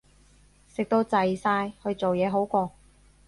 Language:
Cantonese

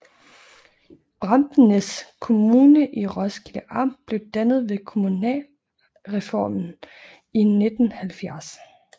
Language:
Danish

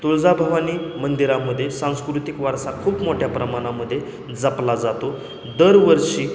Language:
Marathi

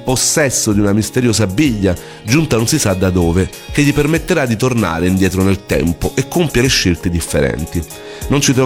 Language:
Italian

